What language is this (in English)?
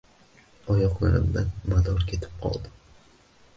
Uzbek